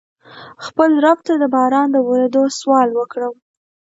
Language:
Pashto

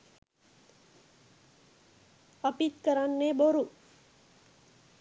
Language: Sinhala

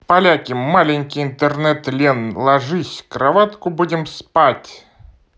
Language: Russian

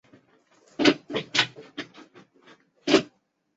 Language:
Chinese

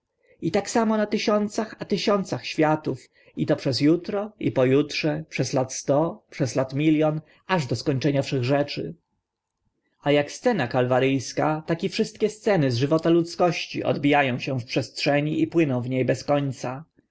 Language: Polish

